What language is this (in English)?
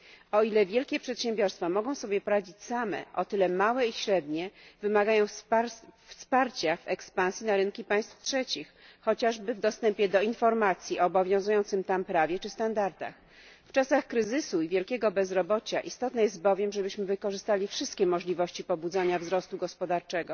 Polish